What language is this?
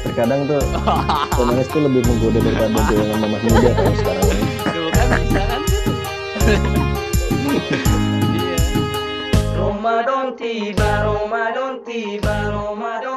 Indonesian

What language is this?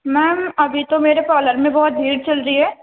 Urdu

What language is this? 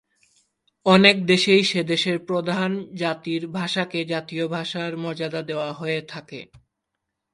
Bangla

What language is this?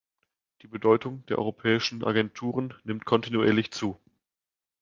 German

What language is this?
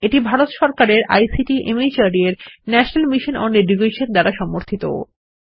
Bangla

